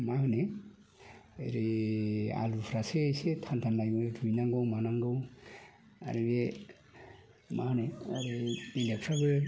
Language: Bodo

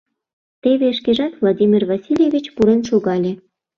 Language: Mari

